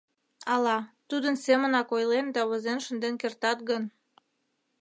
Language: Mari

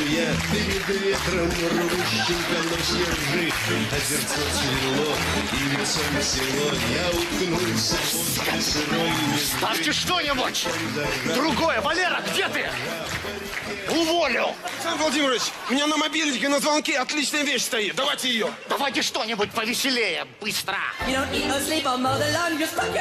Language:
Russian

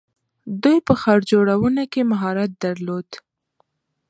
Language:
Pashto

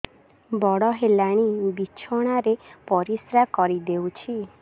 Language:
Odia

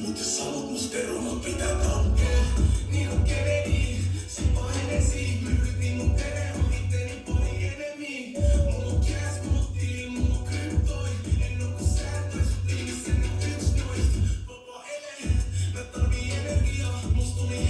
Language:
Finnish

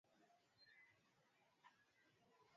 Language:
Swahili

